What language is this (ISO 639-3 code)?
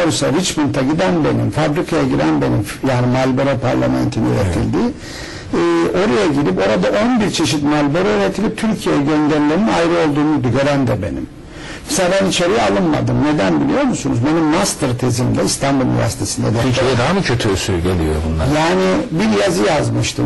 tur